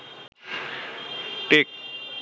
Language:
Bangla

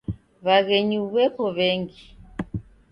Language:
Taita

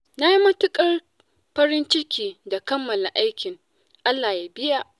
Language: Hausa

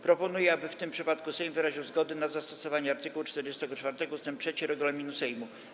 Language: Polish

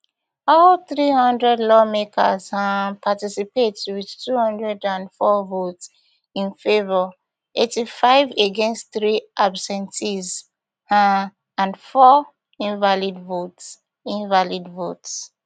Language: Nigerian Pidgin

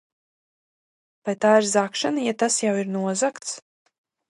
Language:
Latvian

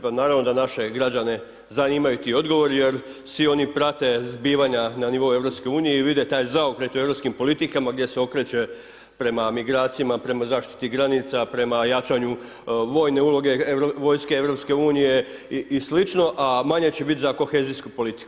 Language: Croatian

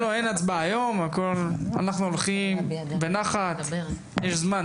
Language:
Hebrew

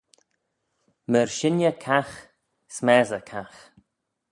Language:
Manx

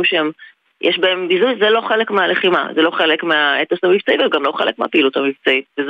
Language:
Hebrew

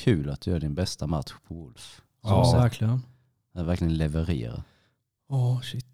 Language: Swedish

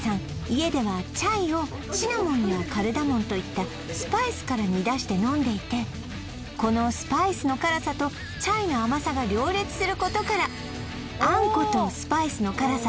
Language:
Japanese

